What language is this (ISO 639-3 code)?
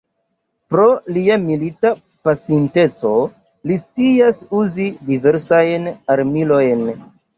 epo